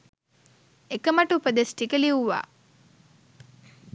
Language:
Sinhala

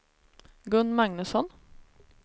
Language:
Swedish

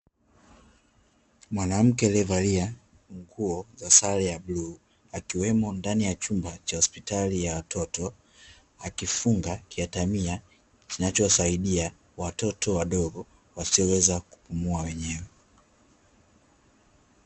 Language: Swahili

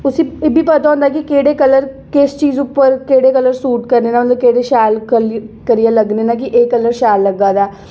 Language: Dogri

